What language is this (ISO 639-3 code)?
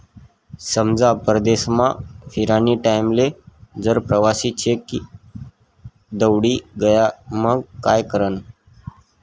mar